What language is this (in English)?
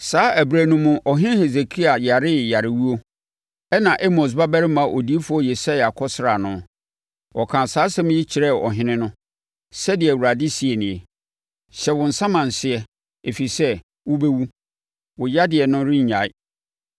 Akan